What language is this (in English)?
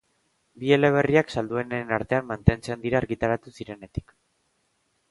Basque